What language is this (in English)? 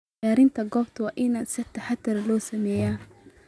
Somali